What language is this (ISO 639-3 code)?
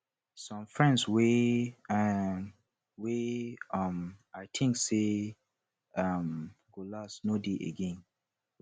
pcm